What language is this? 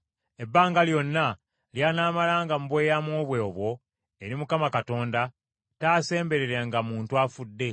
Ganda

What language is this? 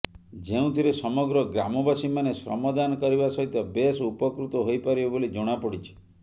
Odia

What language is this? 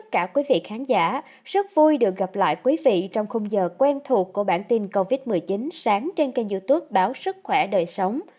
Vietnamese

